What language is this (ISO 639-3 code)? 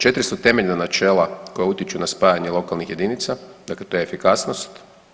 hrv